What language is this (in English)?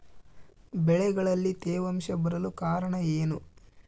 Kannada